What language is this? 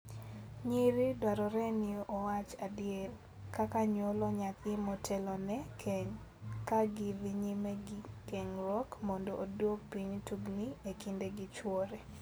Luo (Kenya and Tanzania)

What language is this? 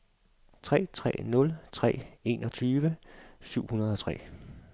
Danish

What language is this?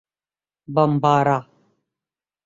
Urdu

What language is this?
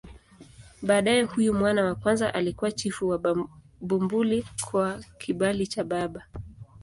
Swahili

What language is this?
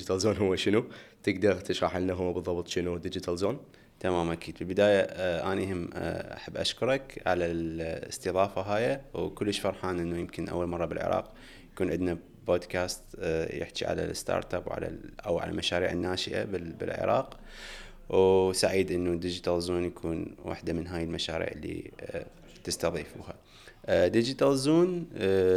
Arabic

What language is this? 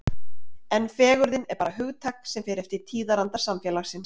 Icelandic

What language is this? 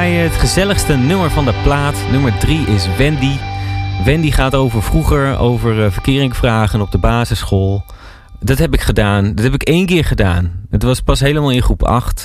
Dutch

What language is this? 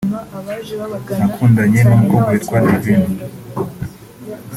Kinyarwanda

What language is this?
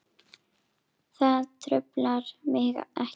Icelandic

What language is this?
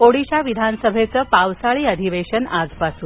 Marathi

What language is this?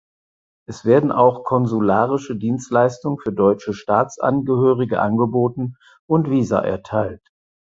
German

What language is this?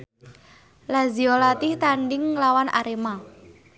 Javanese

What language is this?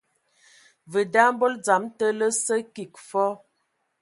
Ewondo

